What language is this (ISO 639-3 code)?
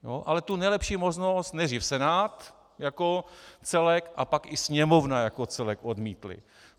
ces